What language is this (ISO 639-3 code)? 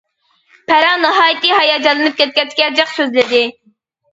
uig